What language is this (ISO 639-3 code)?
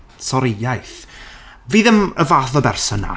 cym